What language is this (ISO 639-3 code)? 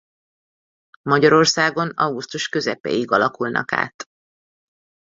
hun